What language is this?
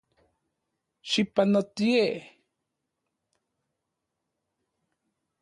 Central Puebla Nahuatl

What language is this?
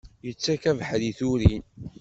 Kabyle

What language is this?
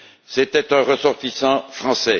French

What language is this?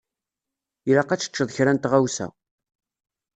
Kabyle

